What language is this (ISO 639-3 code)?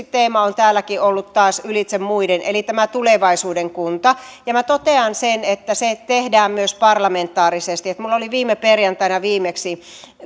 fin